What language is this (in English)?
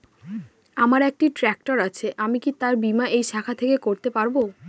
Bangla